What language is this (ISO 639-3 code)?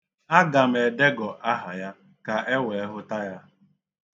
ibo